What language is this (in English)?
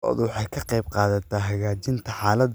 Somali